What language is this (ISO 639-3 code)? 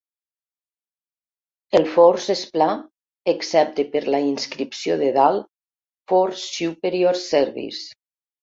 cat